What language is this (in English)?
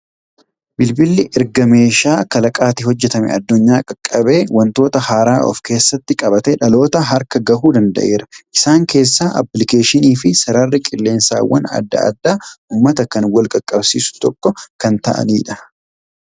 Oromo